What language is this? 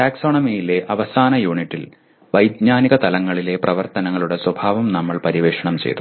Malayalam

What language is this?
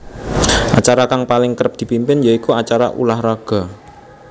Javanese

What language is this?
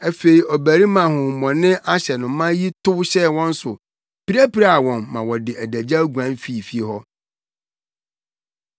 Akan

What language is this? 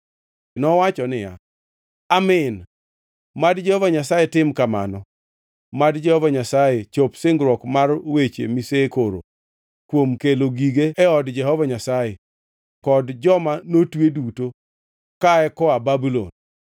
Luo (Kenya and Tanzania)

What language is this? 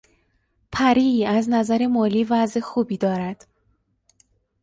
Persian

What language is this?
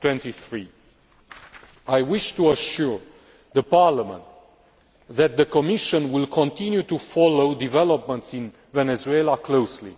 English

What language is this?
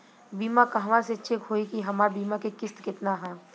Bhojpuri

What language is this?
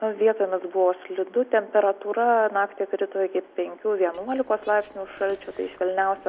Lithuanian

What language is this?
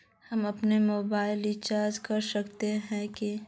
Magahi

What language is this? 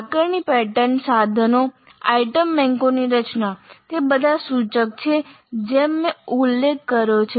Gujarati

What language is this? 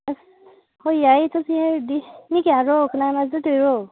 Manipuri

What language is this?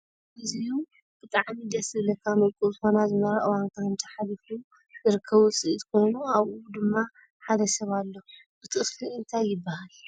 Tigrinya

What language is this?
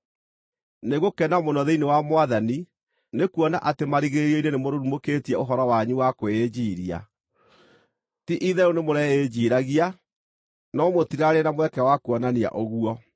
Kikuyu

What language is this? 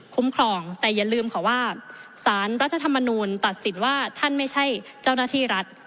Thai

